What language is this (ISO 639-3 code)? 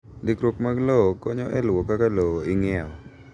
luo